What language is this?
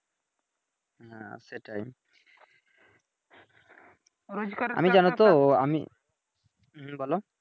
Bangla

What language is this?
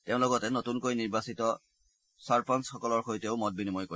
Assamese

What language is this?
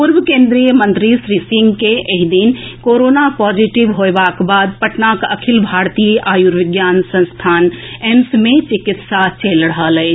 Maithili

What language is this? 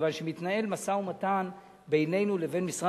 Hebrew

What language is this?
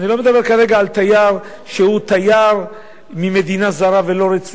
Hebrew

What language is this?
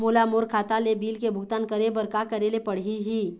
Chhattisgarhi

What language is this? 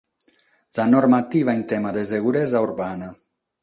Sardinian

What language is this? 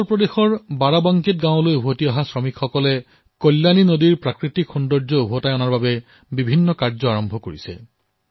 Assamese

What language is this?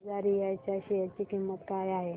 Marathi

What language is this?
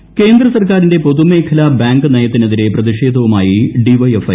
Malayalam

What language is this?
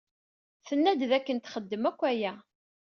Kabyle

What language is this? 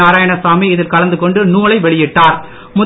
Tamil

